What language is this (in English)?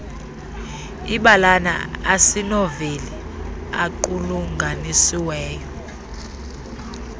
Xhosa